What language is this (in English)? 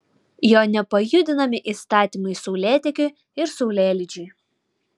Lithuanian